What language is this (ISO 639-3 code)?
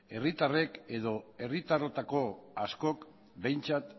eus